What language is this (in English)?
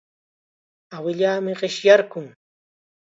Chiquián Ancash Quechua